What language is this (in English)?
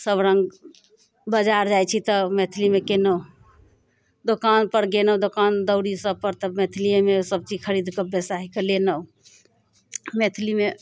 Maithili